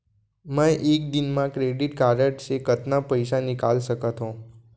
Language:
Chhattisgarhi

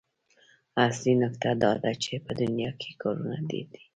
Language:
Pashto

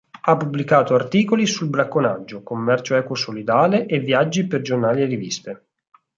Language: Italian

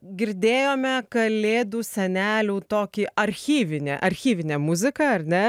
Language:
Lithuanian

